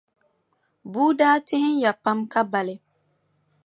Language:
Dagbani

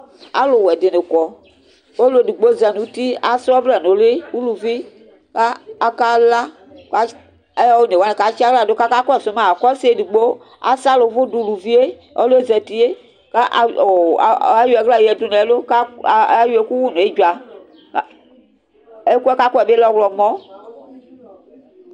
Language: Ikposo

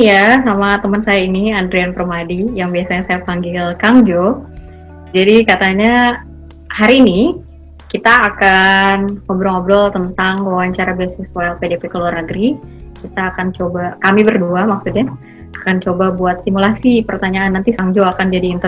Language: Indonesian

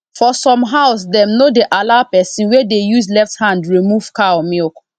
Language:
Nigerian Pidgin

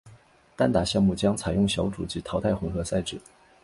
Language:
Chinese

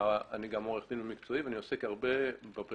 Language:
Hebrew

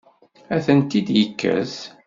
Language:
Kabyle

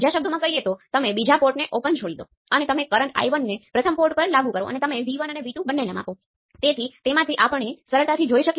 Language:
Gujarati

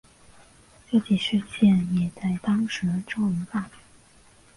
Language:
Chinese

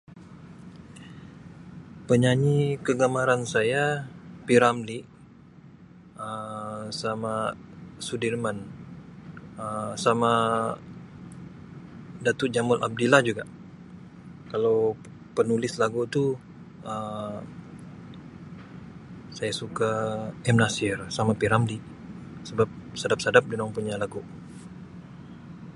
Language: Sabah Malay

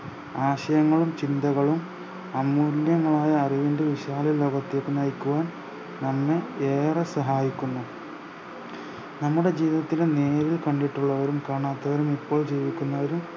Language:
Malayalam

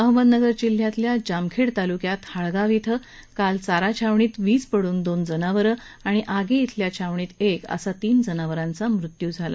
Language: Marathi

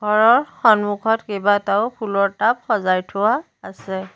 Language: Assamese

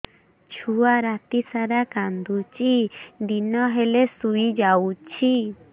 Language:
Odia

